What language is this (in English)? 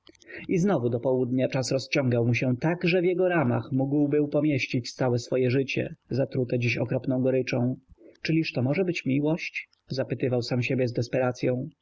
Polish